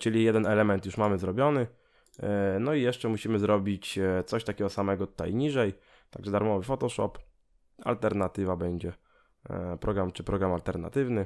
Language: Polish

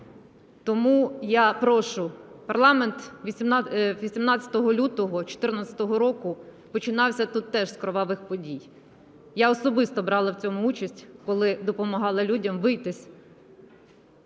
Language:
Ukrainian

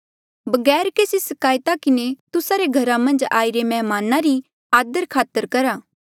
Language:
Mandeali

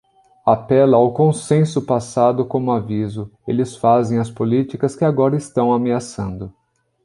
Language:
Portuguese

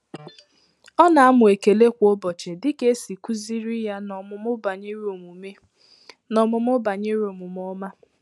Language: Igbo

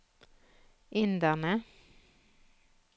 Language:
Norwegian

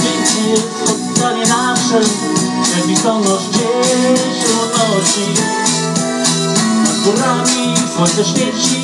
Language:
Romanian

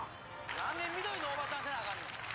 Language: Japanese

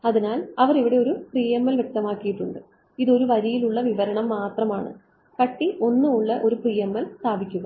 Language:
Malayalam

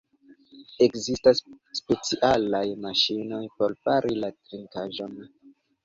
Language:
Esperanto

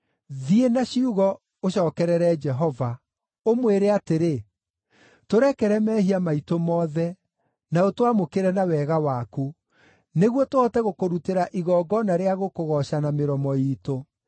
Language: Kikuyu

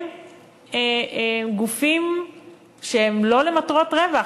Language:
Hebrew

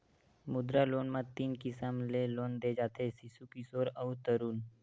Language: Chhattisgarhi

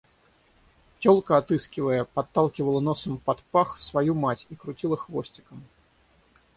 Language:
Russian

